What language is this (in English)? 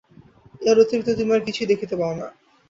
Bangla